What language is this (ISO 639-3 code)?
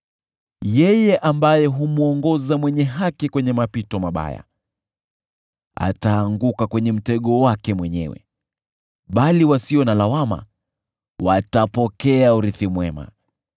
swa